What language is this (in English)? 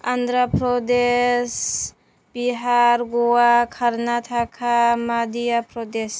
Bodo